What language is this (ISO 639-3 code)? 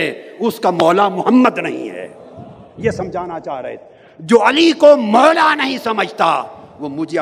urd